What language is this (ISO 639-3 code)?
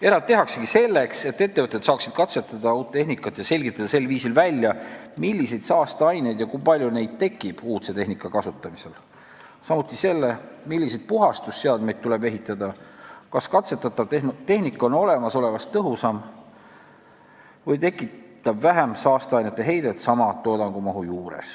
est